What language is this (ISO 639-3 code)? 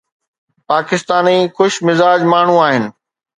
snd